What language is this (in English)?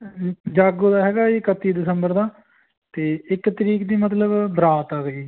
Punjabi